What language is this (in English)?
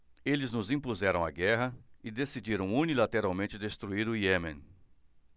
Portuguese